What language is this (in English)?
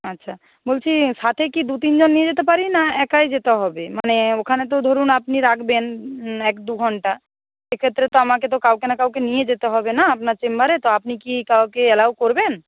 Bangla